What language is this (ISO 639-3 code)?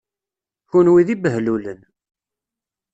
kab